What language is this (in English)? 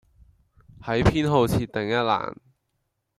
Cantonese